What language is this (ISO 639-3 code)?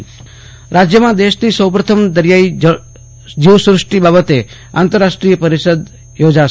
guj